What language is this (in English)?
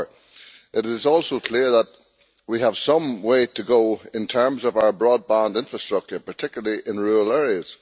English